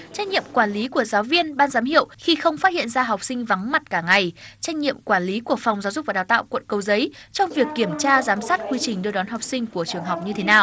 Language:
Vietnamese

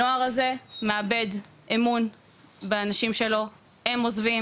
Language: Hebrew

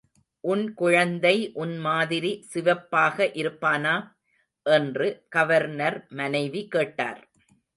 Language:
Tamil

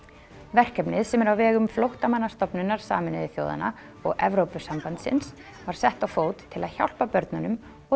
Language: Icelandic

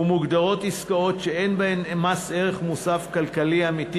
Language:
Hebrew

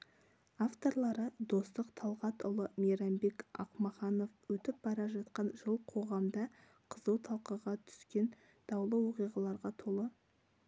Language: Kazakh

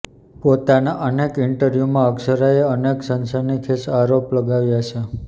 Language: Gujarati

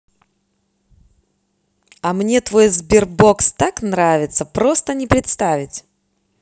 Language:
Russian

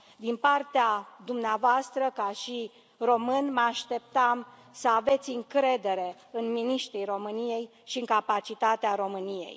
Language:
Romanian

